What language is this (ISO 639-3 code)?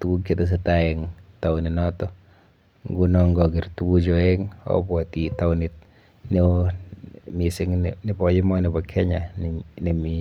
kln